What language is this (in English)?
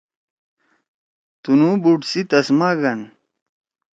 Torwali